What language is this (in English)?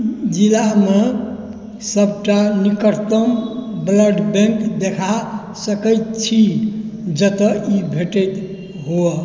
Maithili